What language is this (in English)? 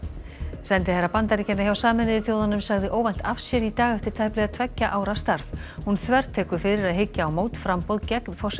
Icelandic